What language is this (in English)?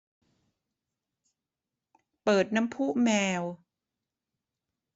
Thai